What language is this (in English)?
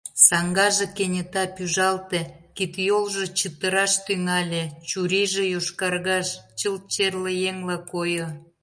Mari